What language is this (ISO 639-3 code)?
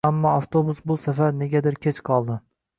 uzb